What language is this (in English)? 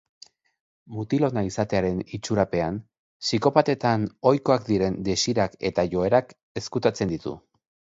Basque